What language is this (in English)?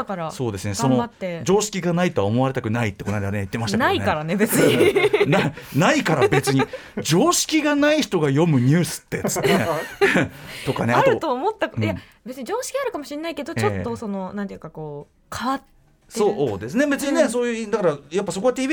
Japanese